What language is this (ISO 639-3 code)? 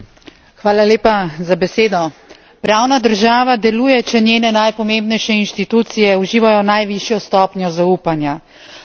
slv